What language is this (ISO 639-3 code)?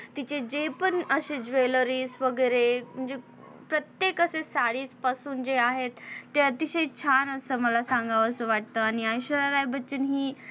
mar